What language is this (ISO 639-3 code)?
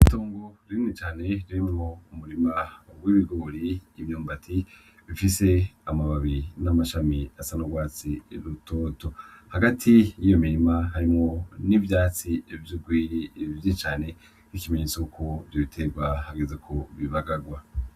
run